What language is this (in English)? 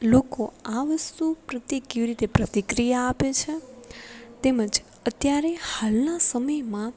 Gujarati